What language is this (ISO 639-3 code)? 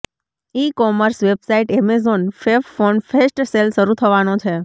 guj